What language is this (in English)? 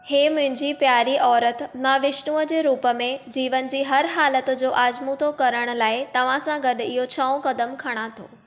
Sindhi